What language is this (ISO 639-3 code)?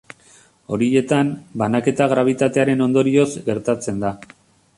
eus